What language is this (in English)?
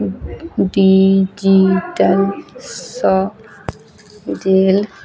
Maithili